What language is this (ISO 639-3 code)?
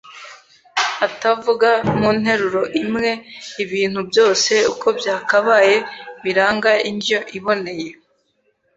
kin